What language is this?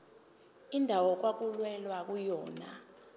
Zulu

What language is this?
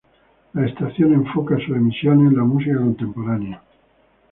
Spanish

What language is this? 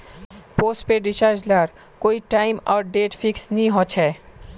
Magahi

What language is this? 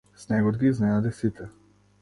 Macedonian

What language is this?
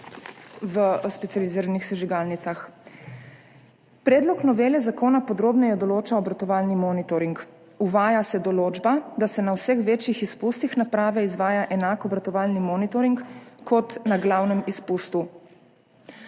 Slovenian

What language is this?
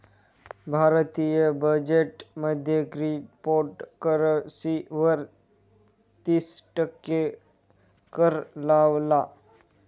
Marathi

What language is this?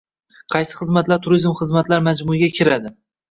Uzbek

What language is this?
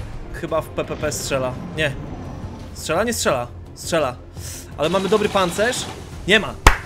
Polish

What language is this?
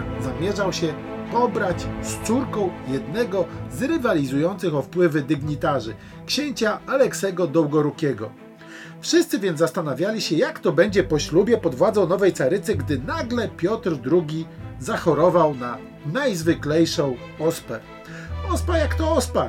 Polish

